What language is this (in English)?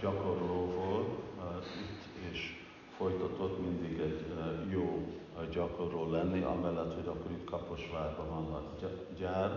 Hungarian